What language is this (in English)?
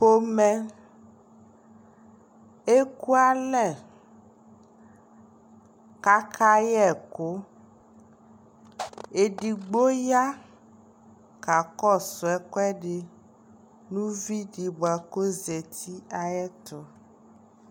Ikposo